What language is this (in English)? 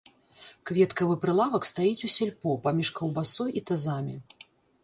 Belarusian